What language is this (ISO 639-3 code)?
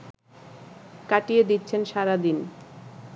ben